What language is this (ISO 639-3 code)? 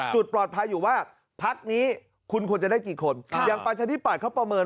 tha